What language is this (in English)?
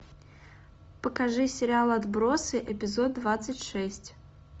Russian